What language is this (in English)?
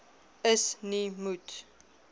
Afrikaans